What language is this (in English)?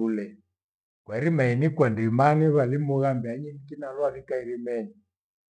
Gweno